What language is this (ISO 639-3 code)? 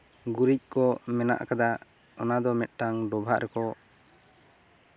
sat